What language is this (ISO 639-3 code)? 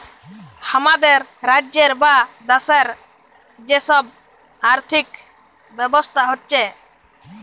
ben